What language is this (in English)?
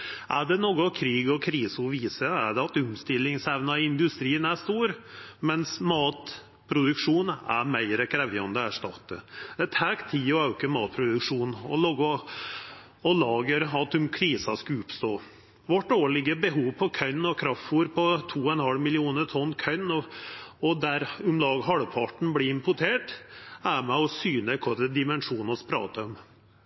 Norwegian Nynorsk